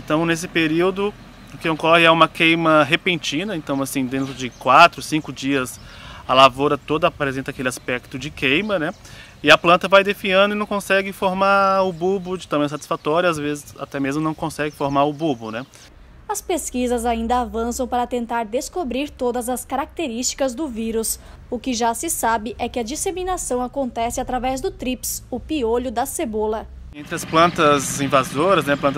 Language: Portuguese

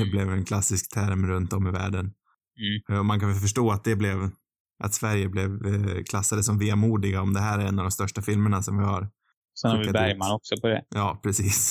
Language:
Swedish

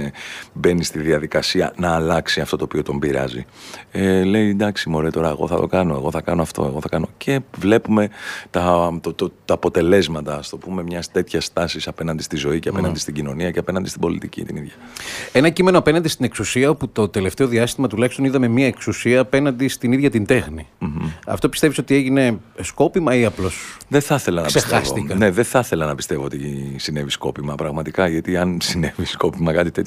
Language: Greek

